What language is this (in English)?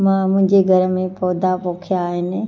Sindhi